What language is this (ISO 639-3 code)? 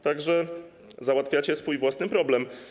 pol